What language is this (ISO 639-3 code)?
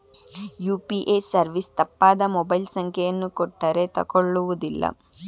kan